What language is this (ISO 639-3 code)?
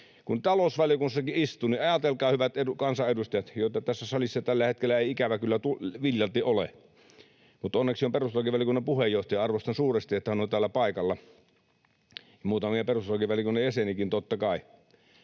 fin